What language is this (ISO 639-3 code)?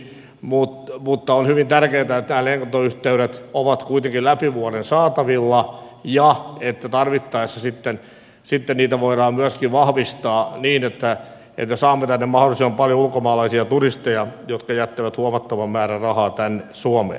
fin